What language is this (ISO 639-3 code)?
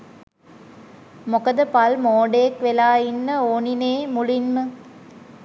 sin